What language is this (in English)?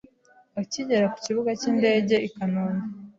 Kinyarwanda